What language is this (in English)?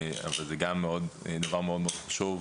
Hebrew